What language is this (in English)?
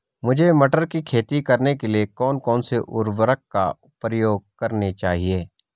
Hindi